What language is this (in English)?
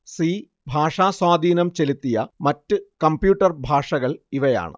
Malayalam